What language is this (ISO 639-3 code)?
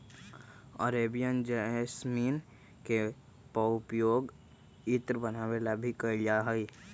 mag